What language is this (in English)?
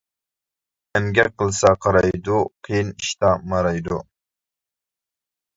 Uyghur